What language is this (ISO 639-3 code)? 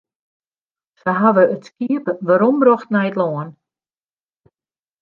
fry